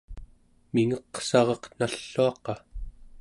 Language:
Central Yupik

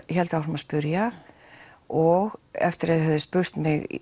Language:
Icelandic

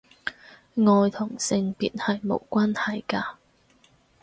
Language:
Cantonese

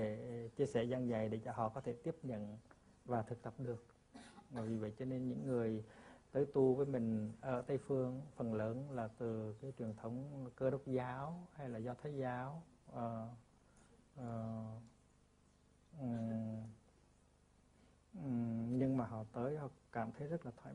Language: Vietnamese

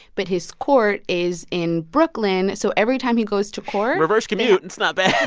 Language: English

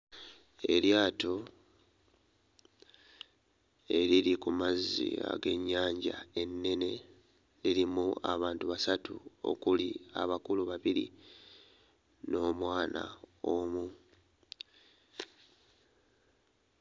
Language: Ganda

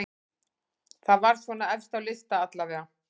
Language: Icelandic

